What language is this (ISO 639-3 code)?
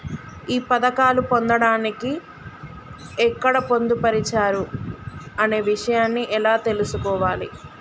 tel